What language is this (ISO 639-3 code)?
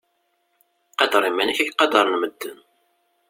kab